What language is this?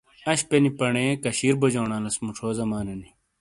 Shina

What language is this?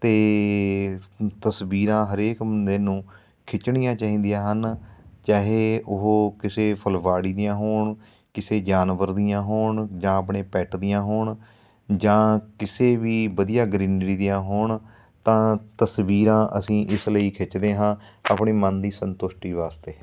Punjabi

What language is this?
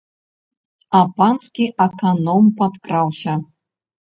Belarusian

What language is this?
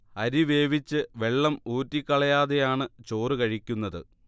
Malayalam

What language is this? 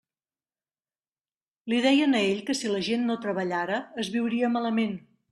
Catalan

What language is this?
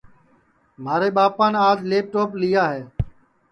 Sansi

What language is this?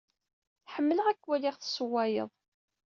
Kabyle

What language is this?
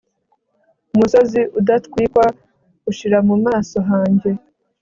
Kinyarwanda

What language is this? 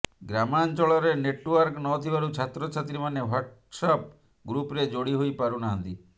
Odia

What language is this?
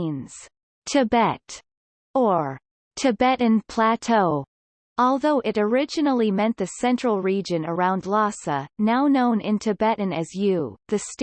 English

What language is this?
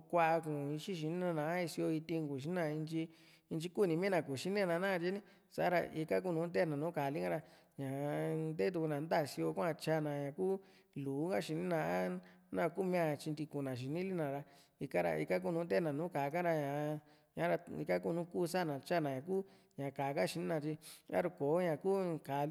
Juxtlahuaca Mixtec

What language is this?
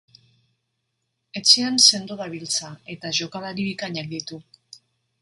Basque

